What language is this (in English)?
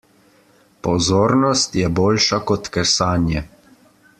Slovenian